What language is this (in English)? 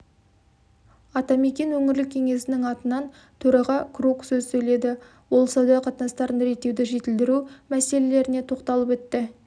Kazakh